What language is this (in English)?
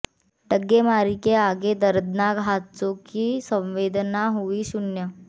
Hindi